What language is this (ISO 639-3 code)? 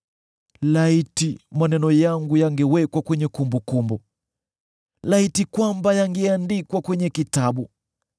swa